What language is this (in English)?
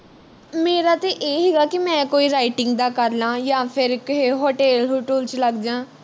Punjabi